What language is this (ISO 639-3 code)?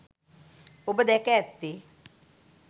sin